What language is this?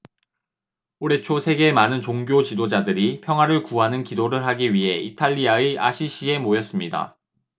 Korean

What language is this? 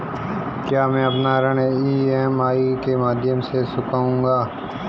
Hindi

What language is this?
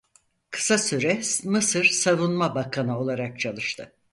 Turkish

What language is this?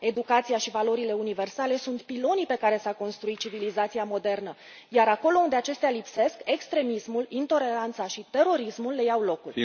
Romanian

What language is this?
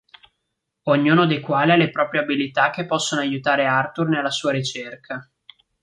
Italian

